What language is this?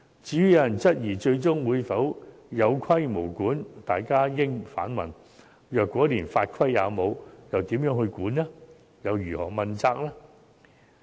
Cantonese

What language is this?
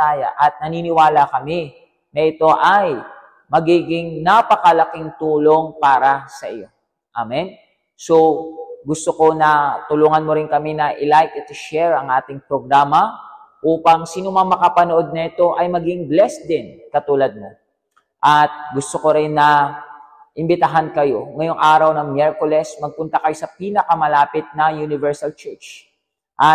Filipino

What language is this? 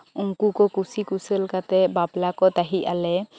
Santali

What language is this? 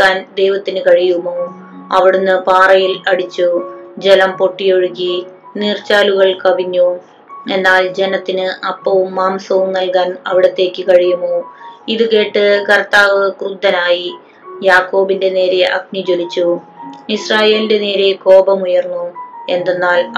Malayalam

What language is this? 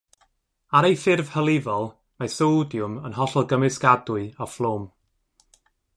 Welsh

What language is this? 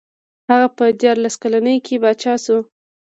Pashto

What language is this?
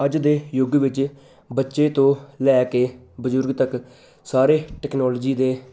Punjabi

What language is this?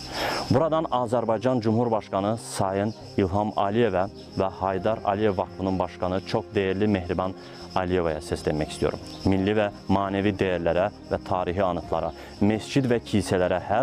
Turkish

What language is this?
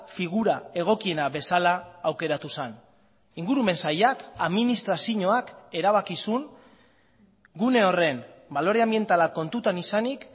Basque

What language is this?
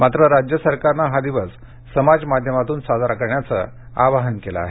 Marathi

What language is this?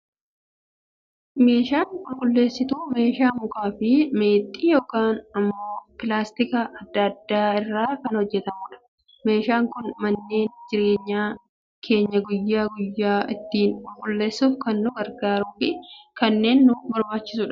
Oromo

